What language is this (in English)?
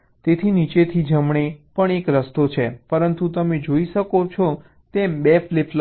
Gujarati